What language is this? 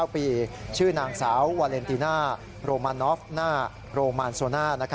Thai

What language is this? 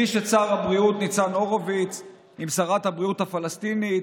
Hebrew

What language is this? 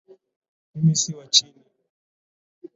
Swahili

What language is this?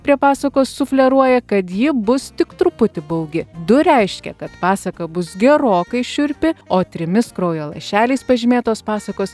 Lithuanian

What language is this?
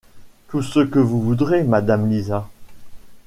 French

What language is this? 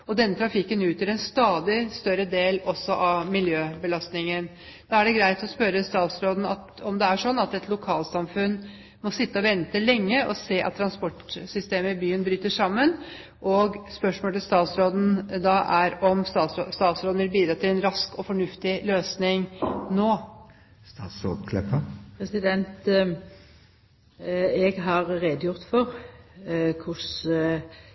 Norwegian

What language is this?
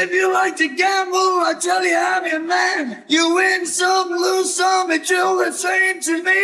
English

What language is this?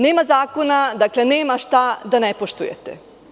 Serbian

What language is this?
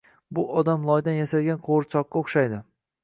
Uzbek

